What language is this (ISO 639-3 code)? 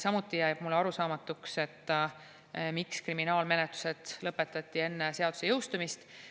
est